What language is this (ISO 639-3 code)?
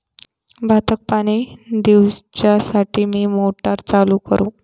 mar